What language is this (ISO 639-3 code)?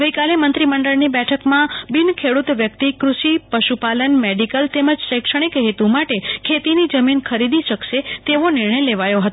guj